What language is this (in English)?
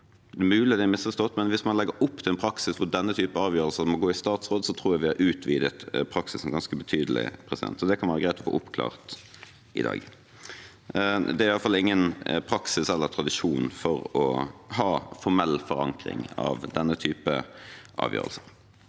Norwegian